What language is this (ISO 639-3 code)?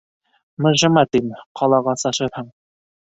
bak